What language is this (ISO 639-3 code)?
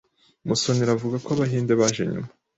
kin